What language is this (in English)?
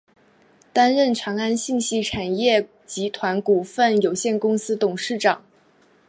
Chinese